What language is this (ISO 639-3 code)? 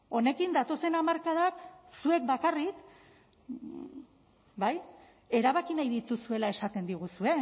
eus